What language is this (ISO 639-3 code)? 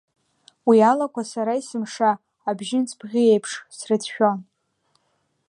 abk